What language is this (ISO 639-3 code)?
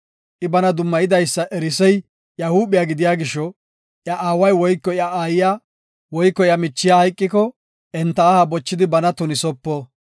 gof